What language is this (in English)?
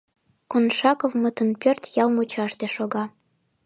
Mari